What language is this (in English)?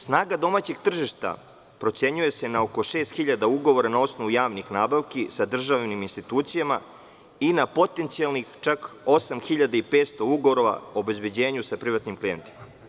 Serbian